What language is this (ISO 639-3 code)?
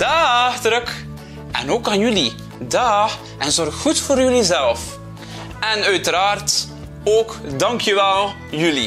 nld